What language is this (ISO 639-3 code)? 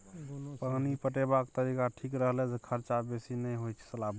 mai